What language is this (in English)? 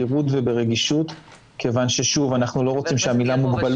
Hebrew